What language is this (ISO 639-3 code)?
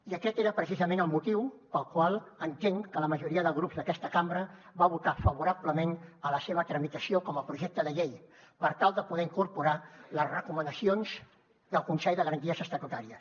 cat